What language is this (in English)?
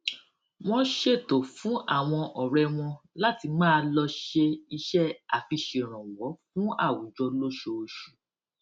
Yoruba